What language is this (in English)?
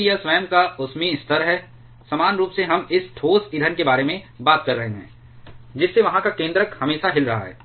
Hindi